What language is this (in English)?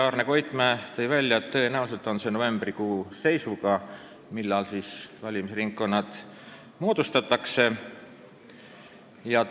Estonian